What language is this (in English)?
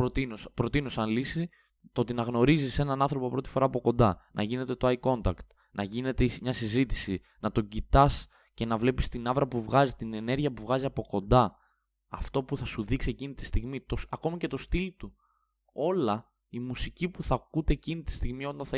Greek